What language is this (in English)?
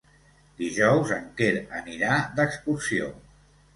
Catalan